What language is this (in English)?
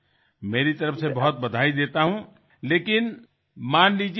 Bangla